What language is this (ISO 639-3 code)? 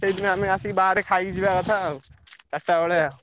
ori